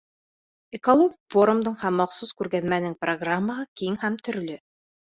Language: Bashkir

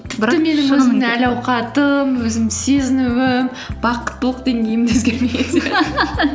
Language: Kazakh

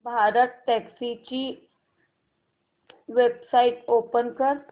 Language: Marathi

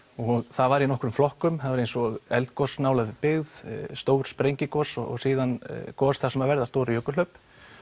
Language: Icelandic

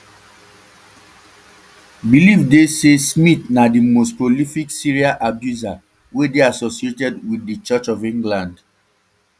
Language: Nigerian Pidgin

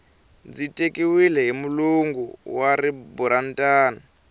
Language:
Tsonga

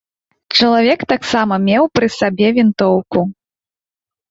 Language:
Belarusian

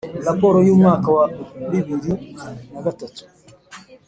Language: Kinyarwanda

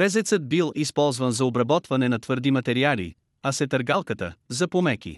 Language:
Bulgarian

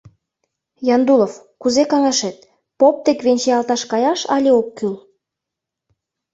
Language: Mari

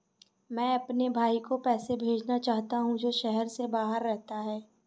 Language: Hindi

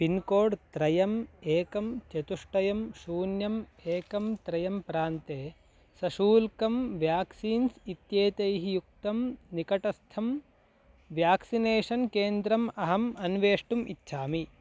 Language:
Sanskrit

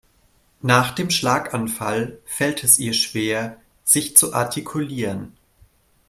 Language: German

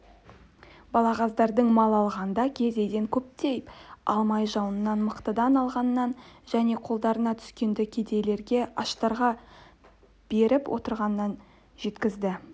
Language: Kazakh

